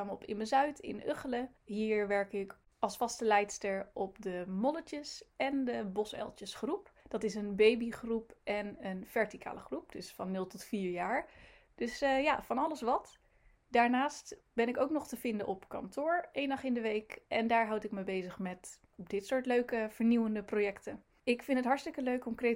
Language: Dutch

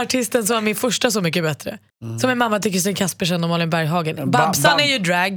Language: Swedish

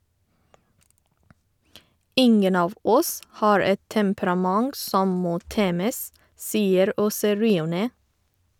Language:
Norwegian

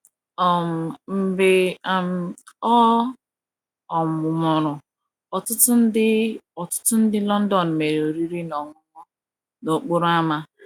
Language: Igbo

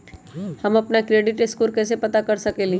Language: Magahi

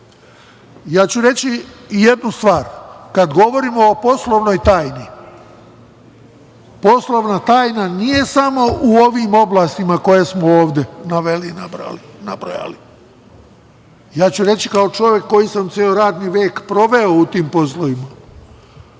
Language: Serbian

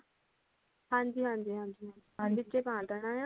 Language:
Punjabi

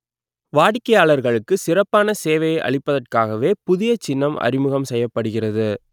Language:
Tamil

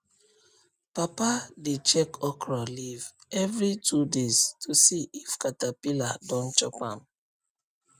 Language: Nigerian Pidgin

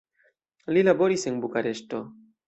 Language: Esperanto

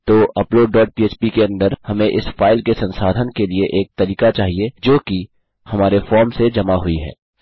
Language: Hindi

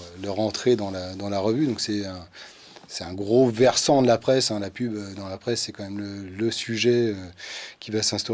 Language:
French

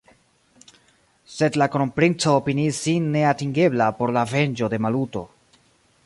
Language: Esperanto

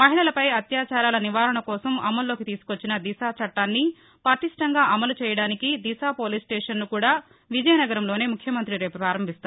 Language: Telugu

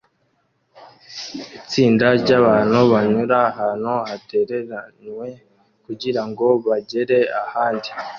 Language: Kinyarwanda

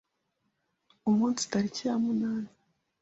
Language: Kinyarwanda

